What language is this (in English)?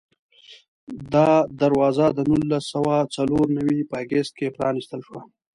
Pashto